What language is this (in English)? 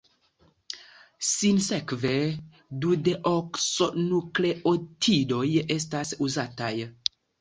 Esperanto